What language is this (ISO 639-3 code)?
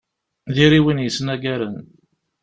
kab